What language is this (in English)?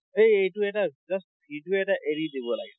Assamese